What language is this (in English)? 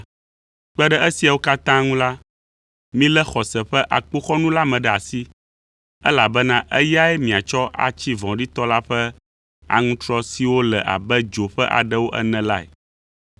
Ewe